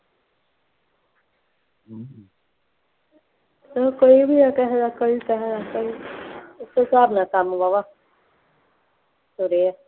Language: Punjabi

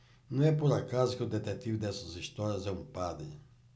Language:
Portuguese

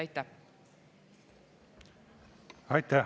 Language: Estonian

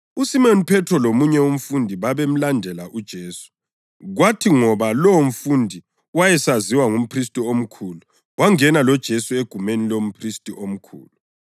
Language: North Ndebele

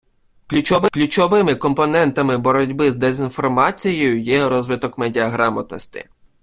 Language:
Ukrainian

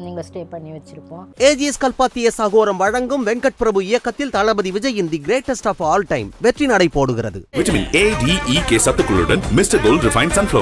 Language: Korean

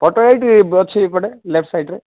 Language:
Odia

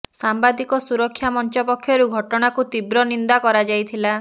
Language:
Odia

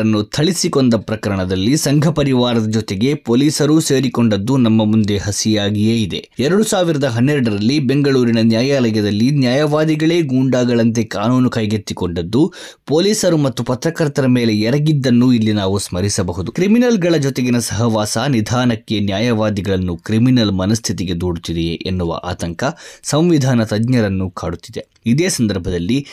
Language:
Kannada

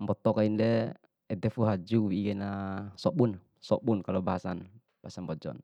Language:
Bima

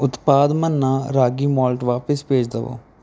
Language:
Punjabi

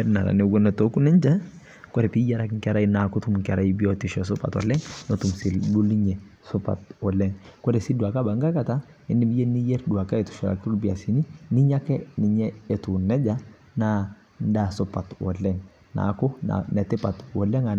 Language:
Masai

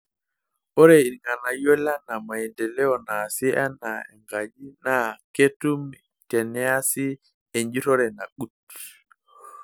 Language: Masai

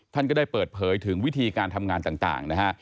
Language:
Thai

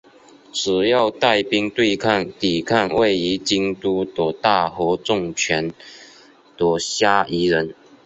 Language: Chinese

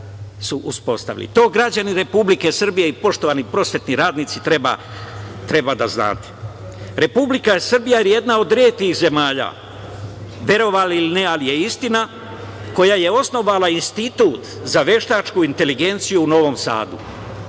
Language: Serbian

